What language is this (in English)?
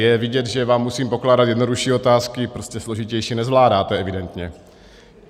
Czech